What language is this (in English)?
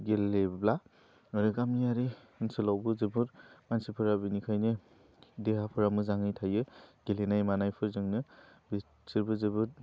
Bodo